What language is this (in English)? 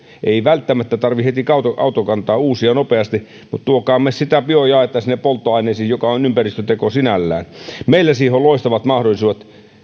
Finnish